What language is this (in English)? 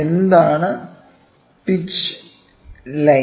Malayalam